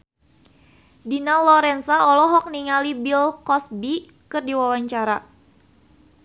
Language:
Sundanese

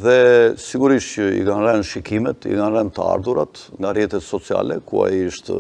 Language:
Romanian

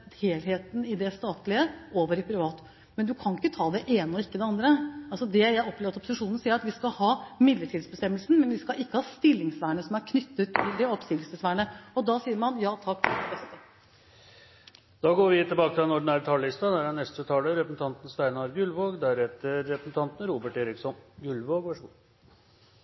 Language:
Norwegian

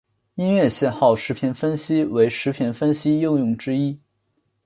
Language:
Chinese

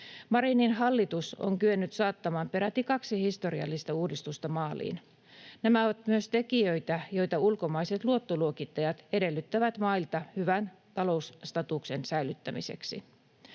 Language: Finnish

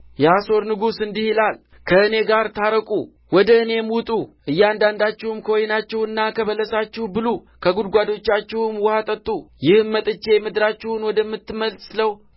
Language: Amharic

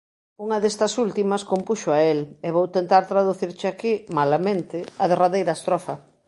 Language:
Galician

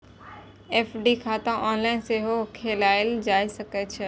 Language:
Maithili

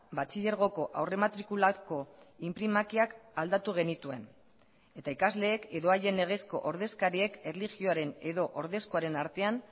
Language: Basque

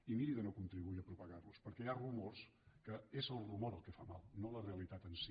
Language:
Catalan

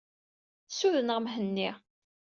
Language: Kabyle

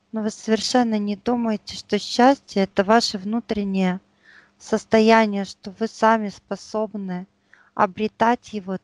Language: Russian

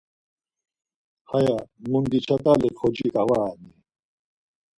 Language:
Laz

